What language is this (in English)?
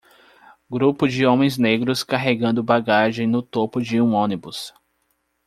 Portuguese